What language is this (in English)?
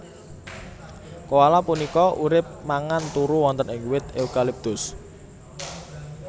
Javanese